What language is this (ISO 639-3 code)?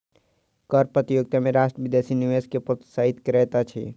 mai